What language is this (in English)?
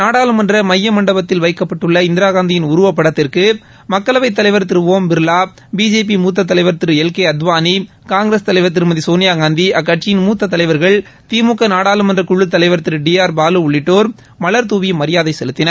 Tamil